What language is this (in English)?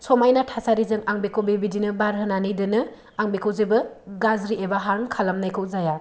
Bodo